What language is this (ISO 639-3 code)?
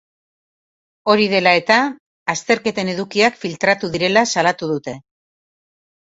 eus